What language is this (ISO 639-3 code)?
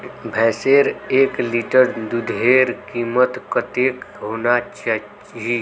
mag